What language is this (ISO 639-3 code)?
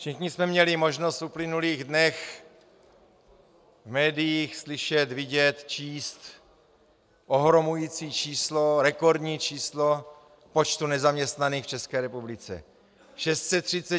ces